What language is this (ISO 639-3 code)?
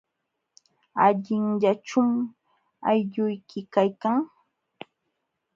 qxw